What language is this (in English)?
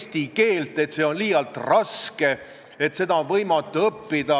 Estonian